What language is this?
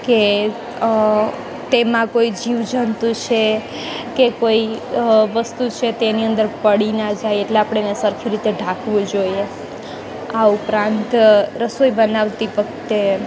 Gujarati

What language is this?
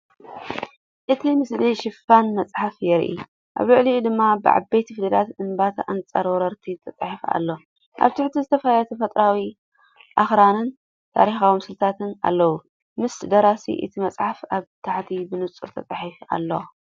Tigrinya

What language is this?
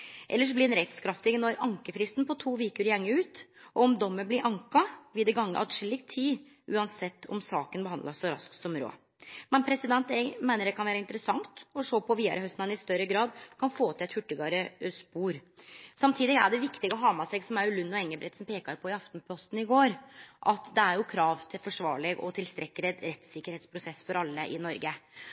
Norwegian Nynorsk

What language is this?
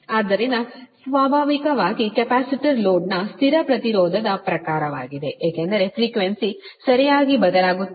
Kannada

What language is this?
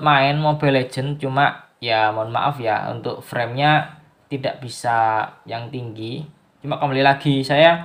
Indonesian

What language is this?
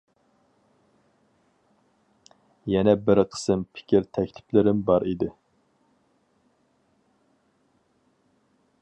Uyghur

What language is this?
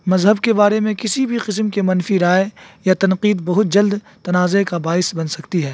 Urdu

